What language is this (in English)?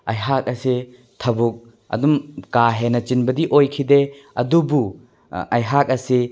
Manipuri